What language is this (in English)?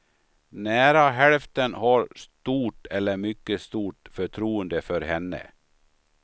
Swedish